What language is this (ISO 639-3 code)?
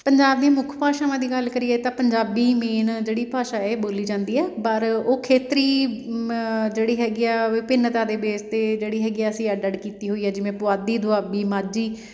pan